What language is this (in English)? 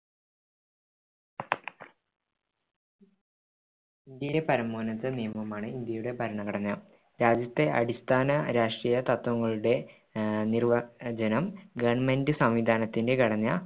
Malayalam